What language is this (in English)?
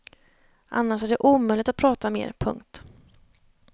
Swedish